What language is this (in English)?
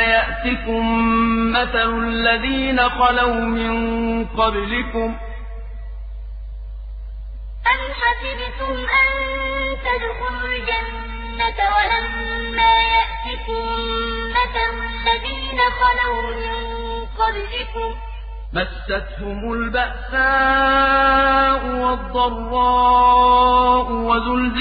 Arabic